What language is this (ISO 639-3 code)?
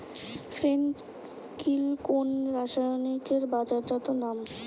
ben